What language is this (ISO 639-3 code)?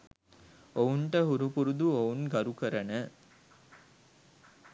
sin